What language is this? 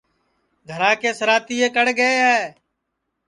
Sansi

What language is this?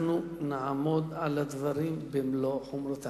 Hebrew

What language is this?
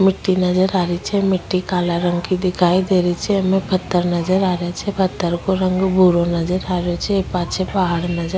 Rajasthani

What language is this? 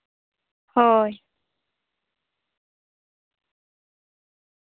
Santali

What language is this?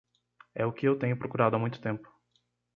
Portuguese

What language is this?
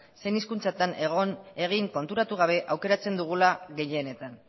Basque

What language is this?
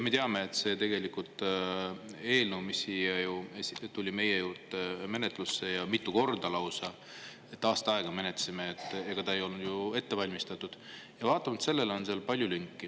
Estonian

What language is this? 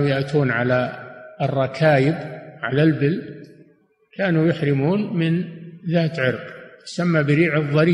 Arabic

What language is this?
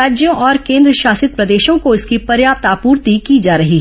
Hindi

